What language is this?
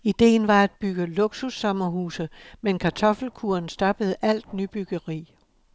Danish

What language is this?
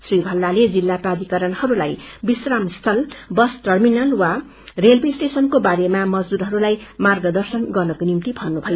Nepali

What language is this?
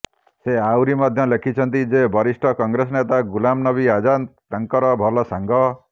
Odia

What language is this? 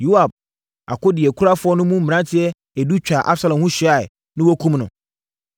Akan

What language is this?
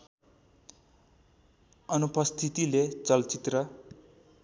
Nepali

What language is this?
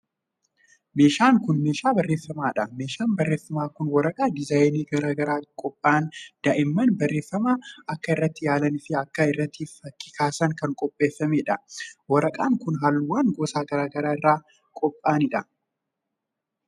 Oromo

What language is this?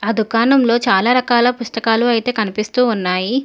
Telugu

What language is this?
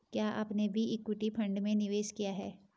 Hindi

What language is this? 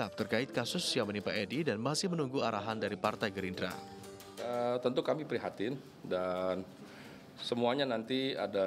Indonesian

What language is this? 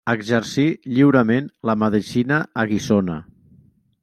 Catalan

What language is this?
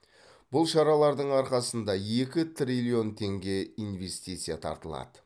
Kazakh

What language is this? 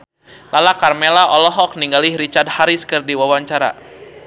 Sundanese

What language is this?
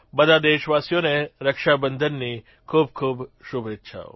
Gujarati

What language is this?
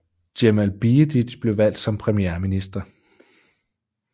Danish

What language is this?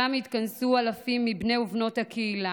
Hebrew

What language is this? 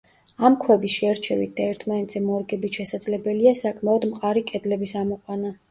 Georgian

